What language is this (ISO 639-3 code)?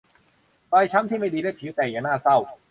tha